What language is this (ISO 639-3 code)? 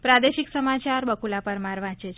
guj